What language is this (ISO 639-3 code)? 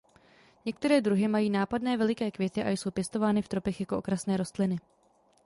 ces